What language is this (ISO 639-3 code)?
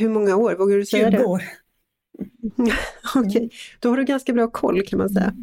swe